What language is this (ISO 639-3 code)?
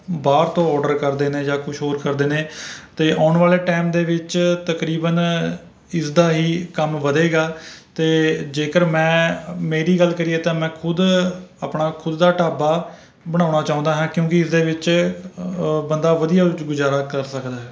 pan